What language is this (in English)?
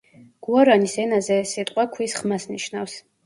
Georgian